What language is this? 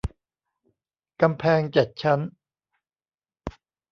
Thai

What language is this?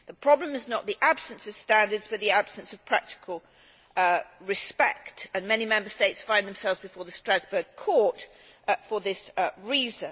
English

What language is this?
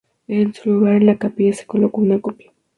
Spanish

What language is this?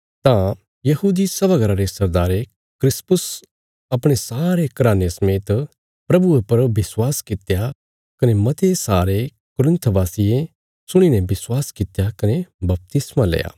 Bilaspuri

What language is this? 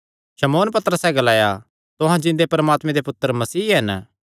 Kangri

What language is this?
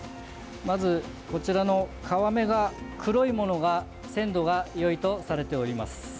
Japanese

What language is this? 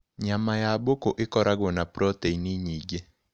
Kikuyu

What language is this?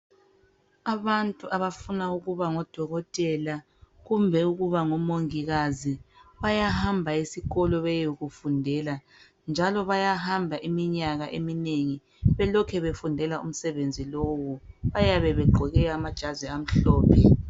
North Ndebele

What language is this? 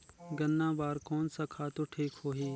Chhattisgarhi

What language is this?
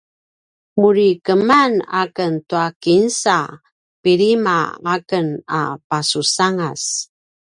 Paiwan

